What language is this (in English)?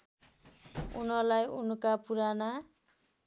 Nepali